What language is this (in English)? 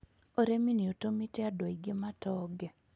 Kikuyu